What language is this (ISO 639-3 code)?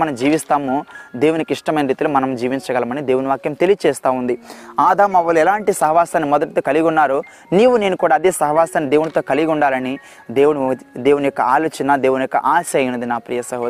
tel